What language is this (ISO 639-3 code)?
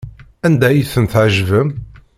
kab